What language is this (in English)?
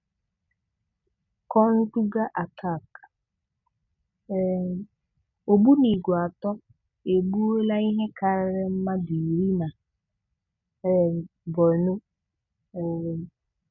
Igbo